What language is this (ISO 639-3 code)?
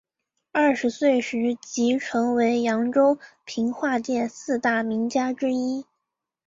zho